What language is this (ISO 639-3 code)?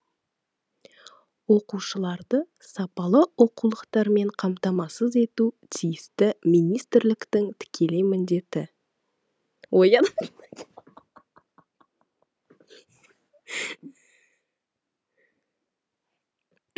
kaz